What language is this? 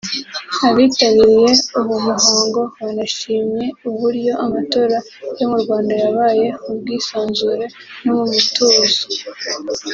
Kinyarwanda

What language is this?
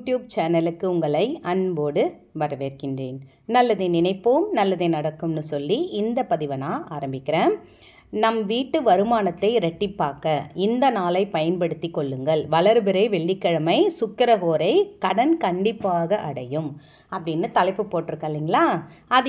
Tamil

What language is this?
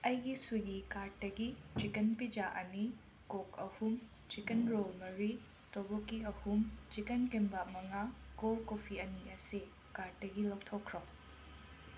Manipuri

